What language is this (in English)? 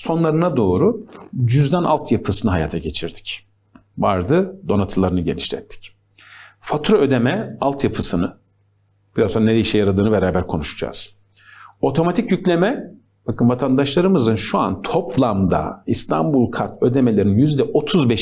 Turkish